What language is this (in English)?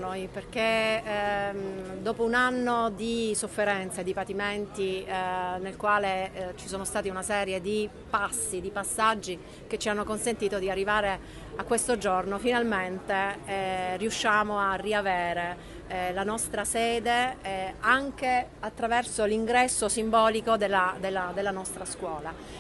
Italian